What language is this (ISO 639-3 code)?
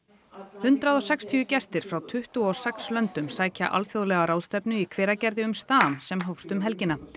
isl